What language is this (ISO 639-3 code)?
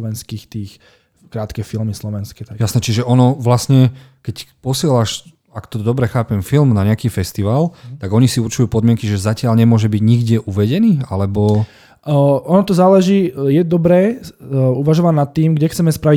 slk